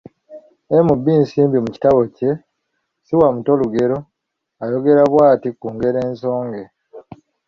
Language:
Ganda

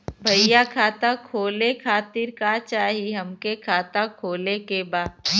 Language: Bhojpuri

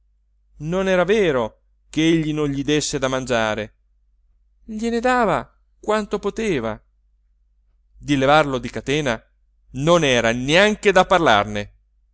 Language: Italian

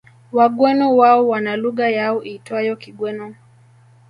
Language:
Swahili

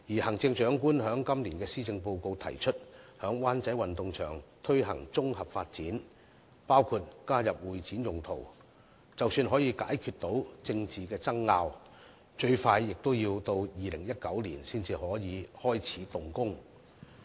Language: Cantonese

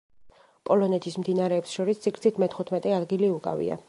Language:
Georgian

